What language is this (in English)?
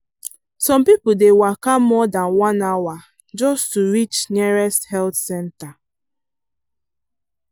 Nigerian Pidgin